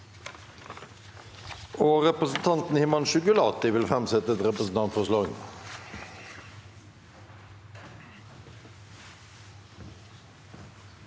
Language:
Norwegian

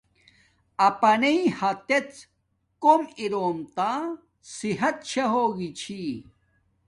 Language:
Domaaki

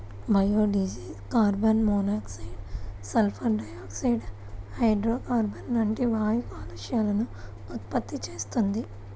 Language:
Telugu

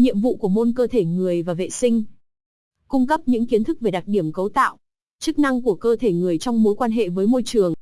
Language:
Vietnamese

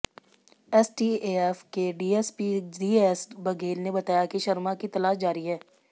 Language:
Hindi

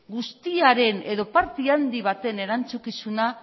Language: Basque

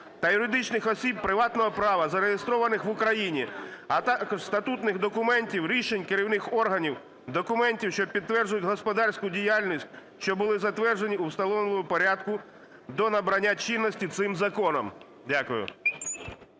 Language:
Ukrainian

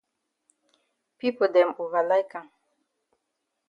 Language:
Cameroon Pidgin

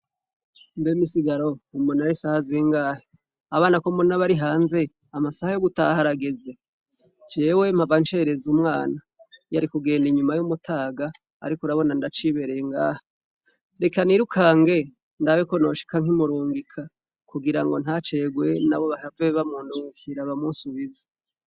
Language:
Rundi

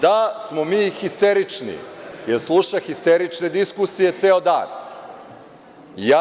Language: Serbian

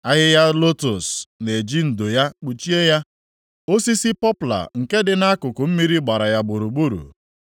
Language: Igbo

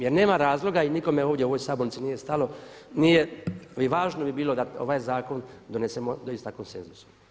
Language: Croatian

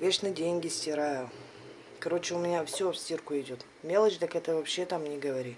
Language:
Russian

